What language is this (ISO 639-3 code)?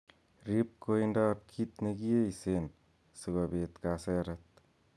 kln